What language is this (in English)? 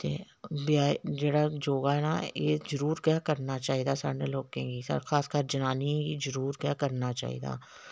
Dogri